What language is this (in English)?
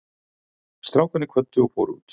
Icelandic